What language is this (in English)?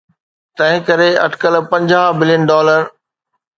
Sindhi